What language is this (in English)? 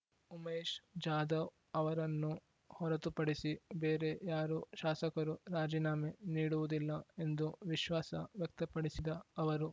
Kannada